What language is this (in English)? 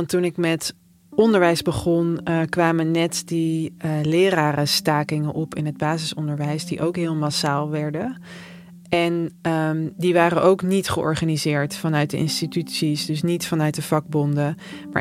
Dutch